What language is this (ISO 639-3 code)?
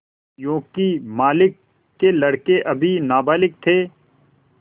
hin